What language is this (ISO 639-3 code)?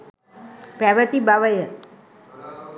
sin